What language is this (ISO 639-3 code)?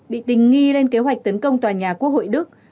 vie